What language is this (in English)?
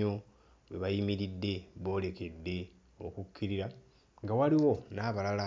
Ganda